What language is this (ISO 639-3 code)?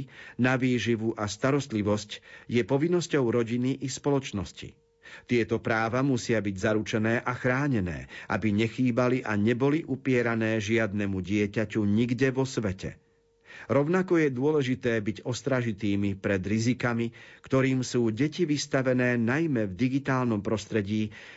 slk